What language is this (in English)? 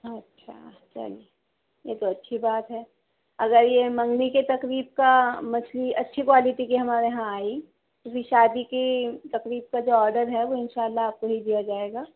Urdu